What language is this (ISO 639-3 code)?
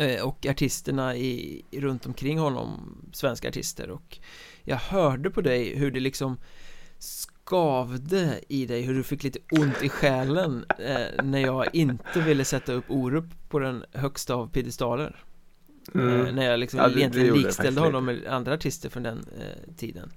swe